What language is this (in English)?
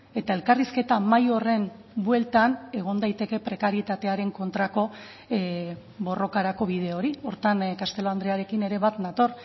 Basque